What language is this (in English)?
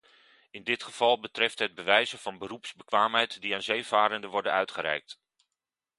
Dutch